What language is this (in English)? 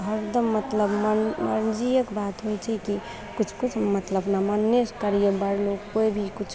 Maithili